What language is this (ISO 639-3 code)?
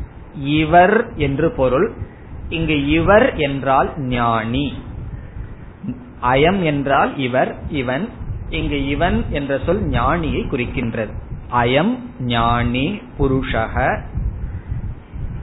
tam